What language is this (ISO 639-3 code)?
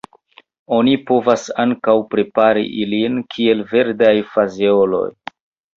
epo